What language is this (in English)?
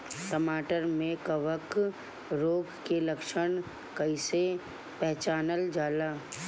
Bhojpuri